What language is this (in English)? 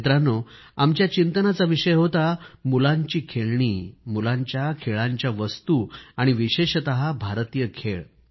Marathi